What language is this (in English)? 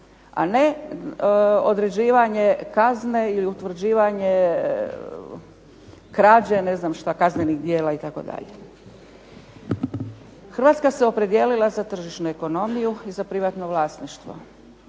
Croatian